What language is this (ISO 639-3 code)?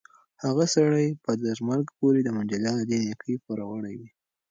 pus